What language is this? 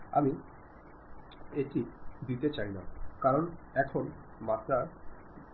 Bangla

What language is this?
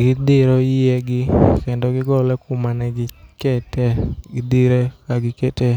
Luo (Kenya and Tanzania)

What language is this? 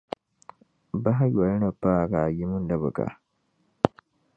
Dagbani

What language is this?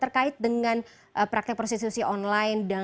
Indonesian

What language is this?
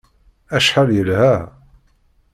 Kabyle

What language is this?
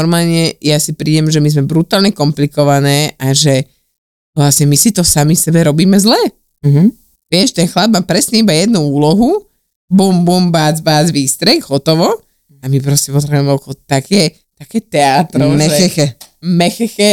Slovak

